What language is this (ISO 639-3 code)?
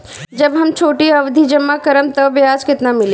bho